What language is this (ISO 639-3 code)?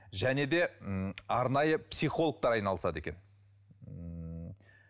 kaz